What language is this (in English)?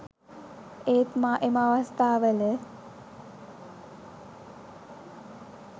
Sinhala